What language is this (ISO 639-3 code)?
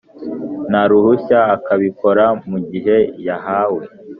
kin